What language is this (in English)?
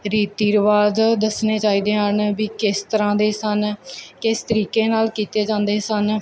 Punjabi